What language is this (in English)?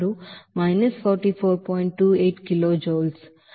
Telugu